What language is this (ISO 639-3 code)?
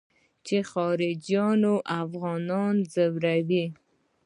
pus